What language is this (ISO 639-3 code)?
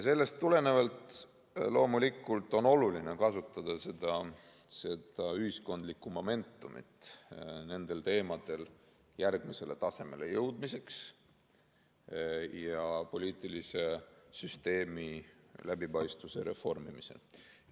est